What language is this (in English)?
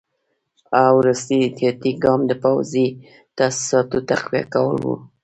Pashto